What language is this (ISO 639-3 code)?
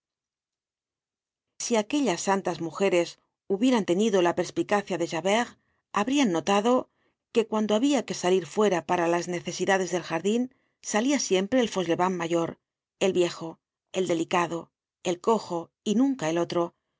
spa